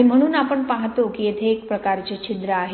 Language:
Marathi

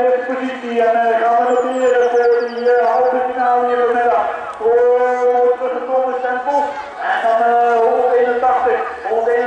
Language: Dutch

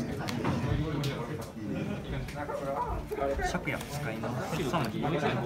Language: Japanese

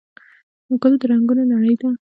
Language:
Pashto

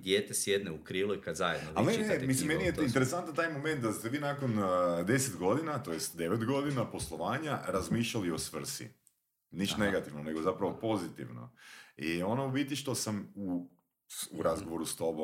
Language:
Croatian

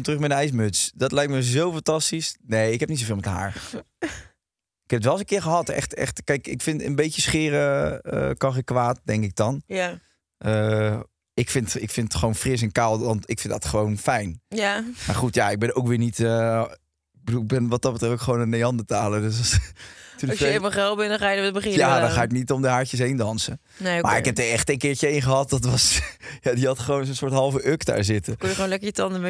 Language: Dutch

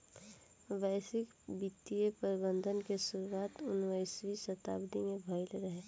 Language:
Bhojpuri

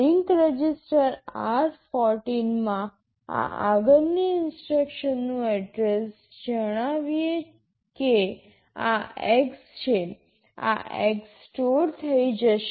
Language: Gujarati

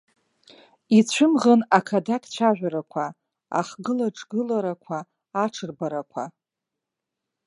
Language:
Abkhazian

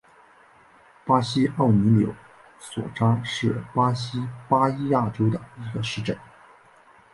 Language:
Chinese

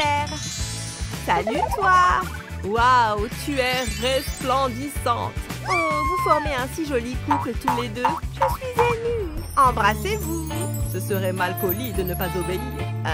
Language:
French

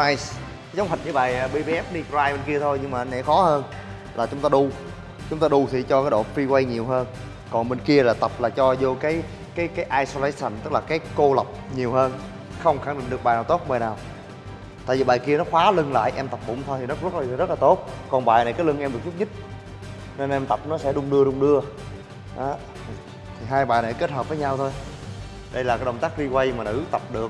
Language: Vietnamese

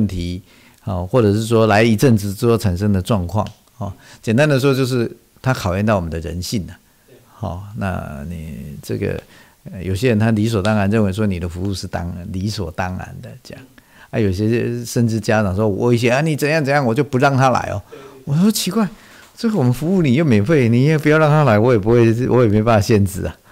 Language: Chinese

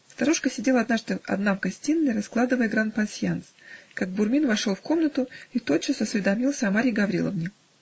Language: Russian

